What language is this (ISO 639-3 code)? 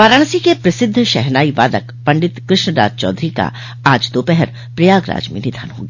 hin